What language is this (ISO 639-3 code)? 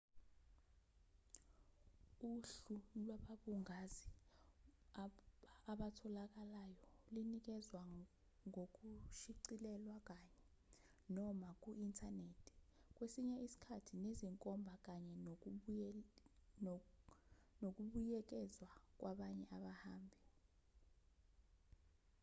zul